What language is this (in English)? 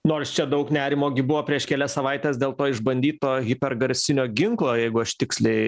Lithuanian